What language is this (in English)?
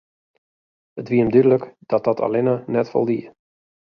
Western Frisian